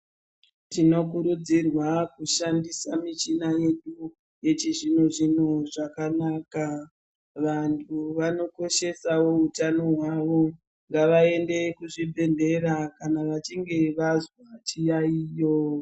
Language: Ndau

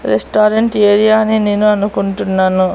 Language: Telugu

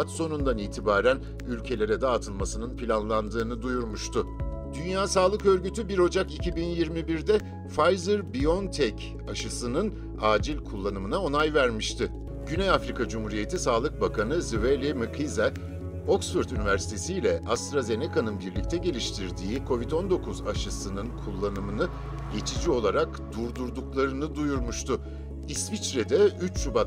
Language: Turkish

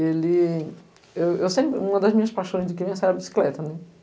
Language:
Portuguese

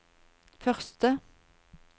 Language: Norwegian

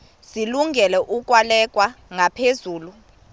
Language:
Xhosa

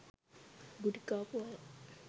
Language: Sinhala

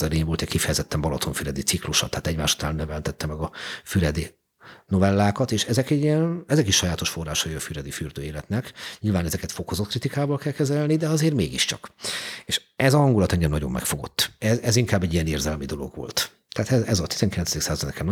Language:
Hungarian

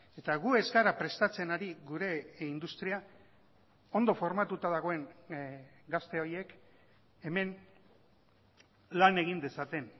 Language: Basque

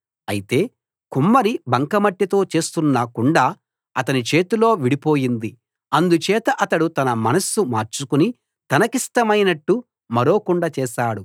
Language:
Telugu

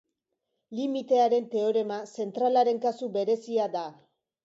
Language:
Basque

